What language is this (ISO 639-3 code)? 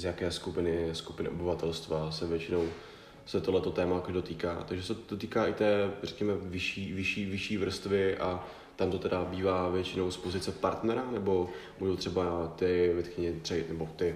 ces